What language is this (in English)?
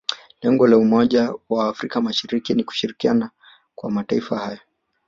Swahili